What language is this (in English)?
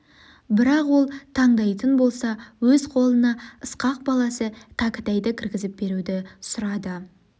Kazakh